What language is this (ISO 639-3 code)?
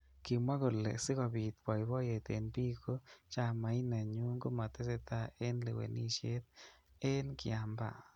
kln